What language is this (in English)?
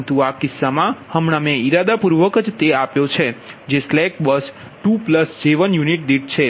Gujarati